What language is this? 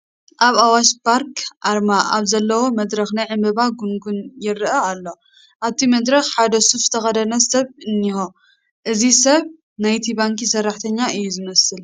Tigrinya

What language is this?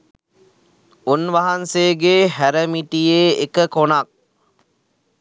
Sinhala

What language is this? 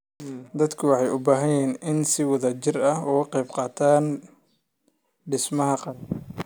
Somali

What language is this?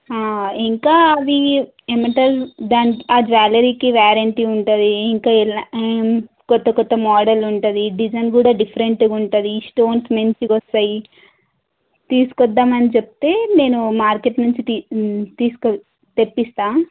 Telugu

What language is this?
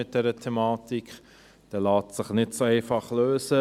Swiss German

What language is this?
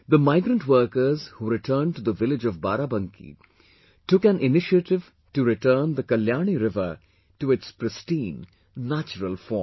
English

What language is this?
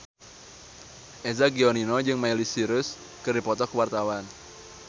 Sundanese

